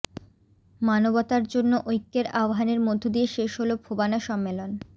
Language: Bangla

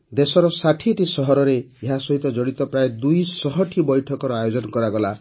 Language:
Odia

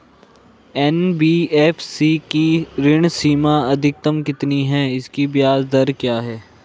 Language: Hindi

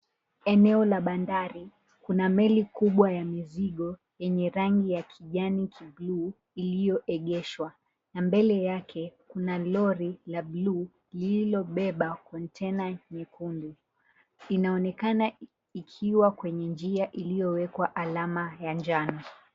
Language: Swahili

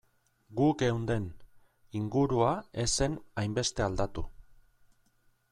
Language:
Basque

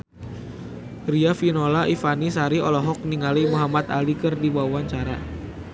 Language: Sundanese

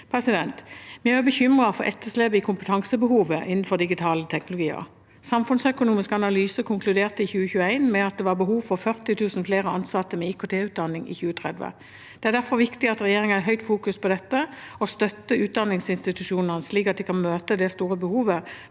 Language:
Norwegian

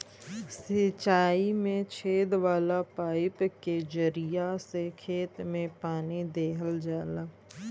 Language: Bhojpuri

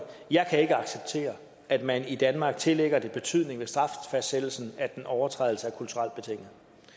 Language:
Danish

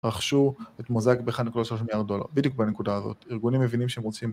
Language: Hebrew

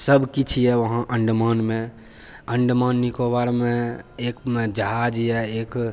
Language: Maithili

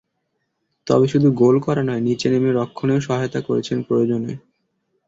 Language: Bangla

